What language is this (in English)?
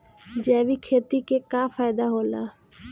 Bhojpuri